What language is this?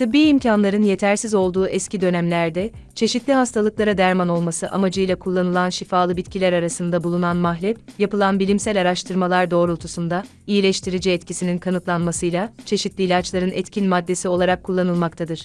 Turkish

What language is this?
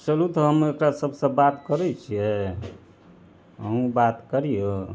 Maithili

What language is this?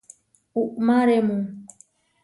Huarijio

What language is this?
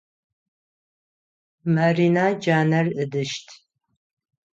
Adyghe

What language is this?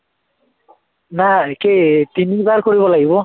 Assamese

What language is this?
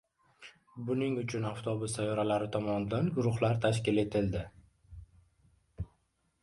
Uzbek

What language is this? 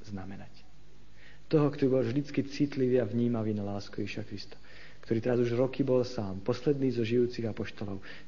Slovak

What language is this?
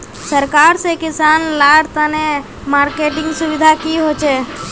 Magahi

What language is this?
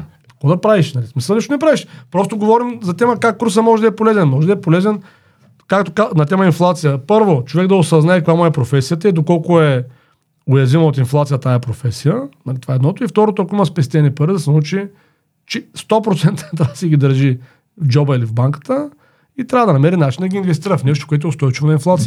Bulgarian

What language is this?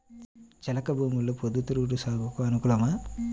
Telugu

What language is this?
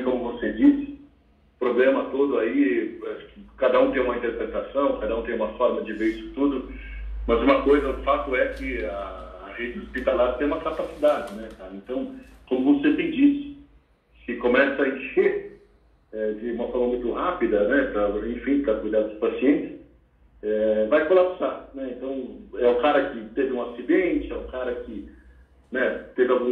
Portuguese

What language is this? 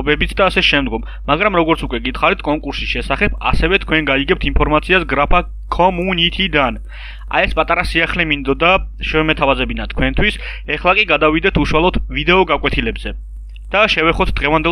Romanian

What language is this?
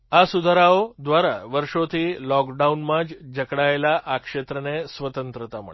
Gujarati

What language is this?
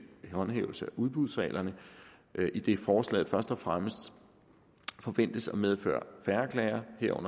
Danish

